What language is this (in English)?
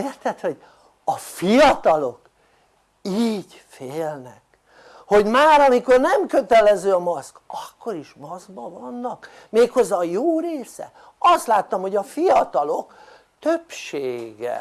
Hungarian